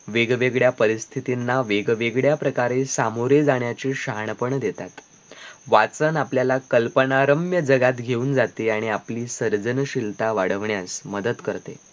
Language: Marathi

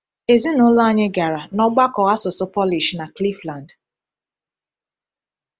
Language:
Igbo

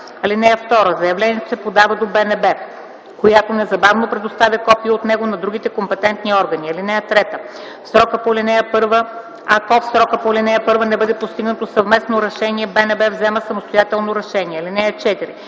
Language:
Bulgarian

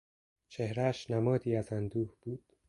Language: Persian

